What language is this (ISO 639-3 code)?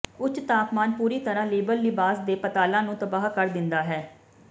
pan